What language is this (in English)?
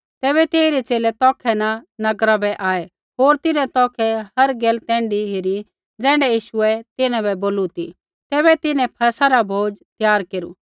Kullu Pahari